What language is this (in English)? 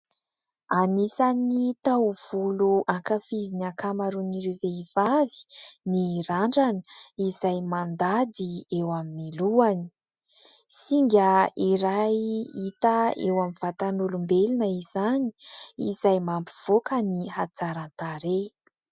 Malagasy